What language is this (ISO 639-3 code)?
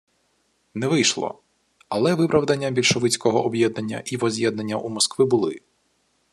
ukr